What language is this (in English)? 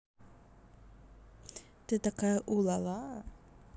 Russian